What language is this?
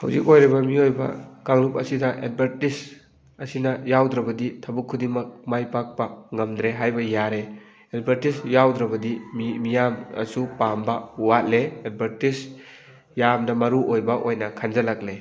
Manipuri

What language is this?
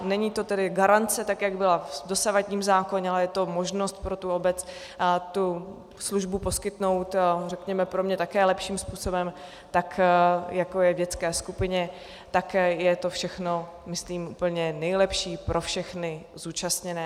Czech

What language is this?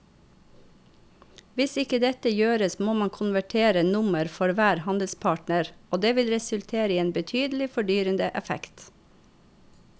Norwegian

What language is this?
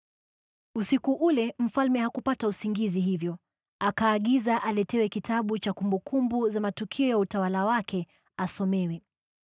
Swahili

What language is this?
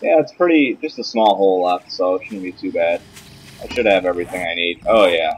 English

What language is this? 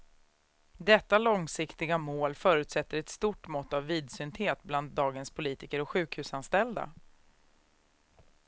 Swedish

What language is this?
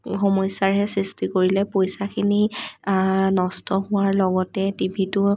Assamese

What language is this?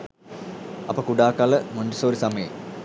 Sinhala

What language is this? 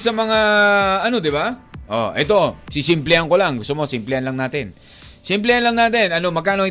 Filipino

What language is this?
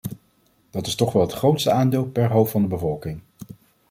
Dutch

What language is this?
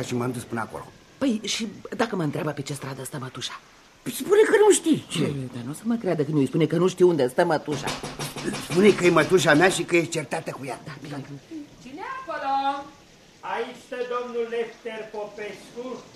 Romanian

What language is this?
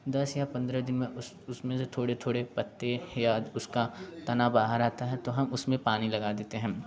Hindi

